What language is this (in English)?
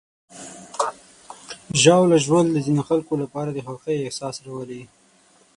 Pashto